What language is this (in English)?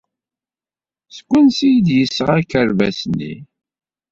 Kabyle